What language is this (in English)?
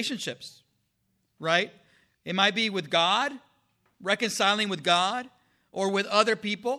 English